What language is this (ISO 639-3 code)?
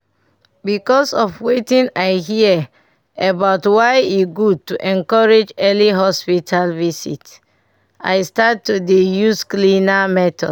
pcm